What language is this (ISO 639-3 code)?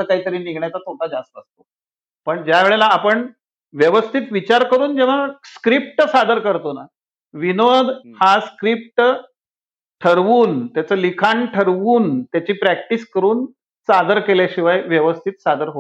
mar